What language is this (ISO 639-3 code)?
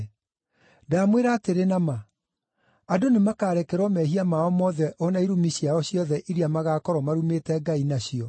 kik